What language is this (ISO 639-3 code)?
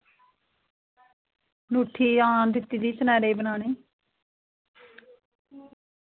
doi